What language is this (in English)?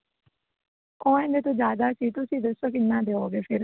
Punjabi